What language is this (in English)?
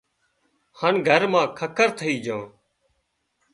Wadiyara Koli